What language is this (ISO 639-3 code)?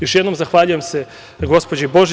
srp